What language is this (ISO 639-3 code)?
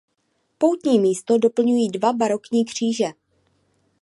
ces